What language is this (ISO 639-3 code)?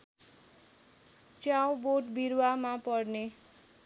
nep